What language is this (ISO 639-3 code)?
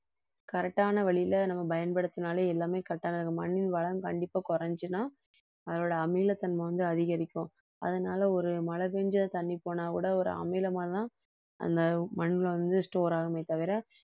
tam